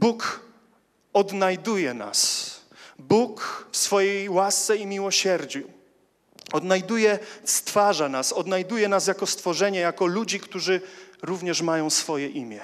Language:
Polish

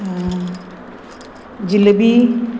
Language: Konkani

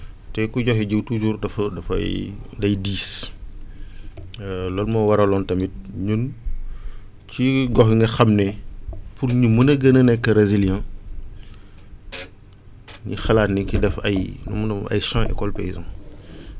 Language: Wolof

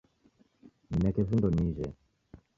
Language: Taita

